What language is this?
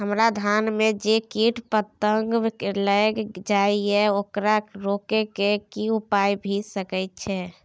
Maithili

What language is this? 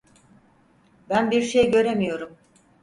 Turkish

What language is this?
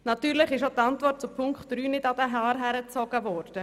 Swiss German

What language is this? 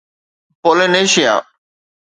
Sindhi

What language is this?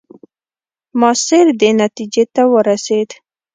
Pashto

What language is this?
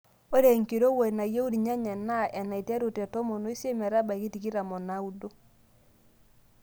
Masai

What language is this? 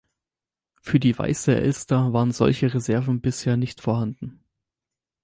German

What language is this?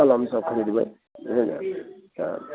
Maithili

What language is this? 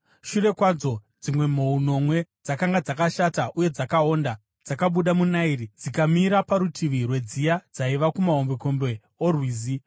Shona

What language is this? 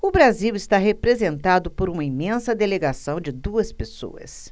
Portuguese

